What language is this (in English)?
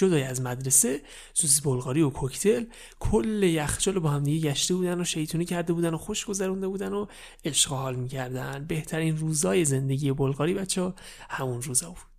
Persian